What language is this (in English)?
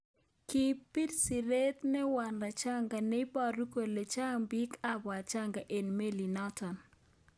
Kalenjin